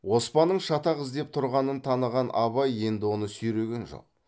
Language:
Kazakh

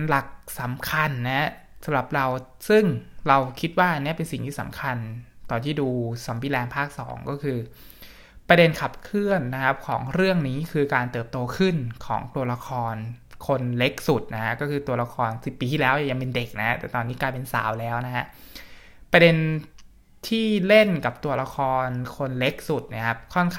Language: Thai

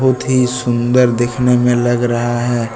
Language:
Hindi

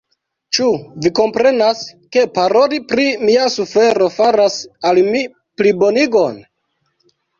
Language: Esperanto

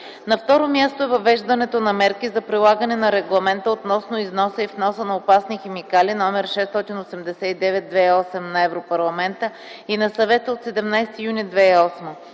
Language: Bulgarian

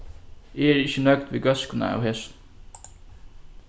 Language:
Faroese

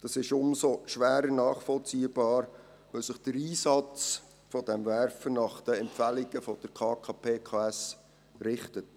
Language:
Swiss German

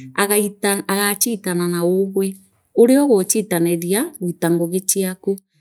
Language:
Meru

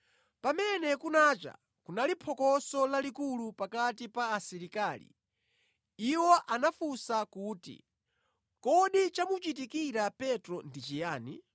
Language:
Nyanja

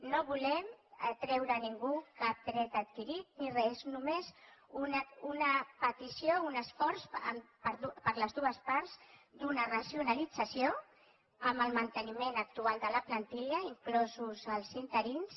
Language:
Catalan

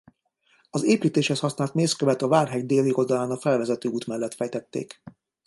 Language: Hungarian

